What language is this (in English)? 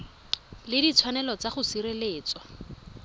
Tswana